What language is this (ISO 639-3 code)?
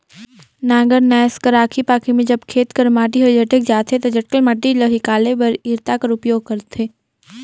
hne